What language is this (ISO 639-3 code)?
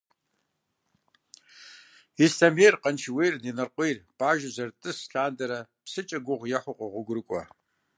kbd